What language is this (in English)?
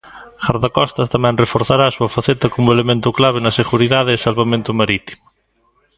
Galician